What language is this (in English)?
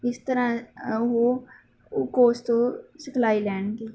Punjabi